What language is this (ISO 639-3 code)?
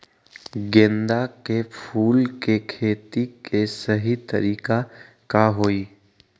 mag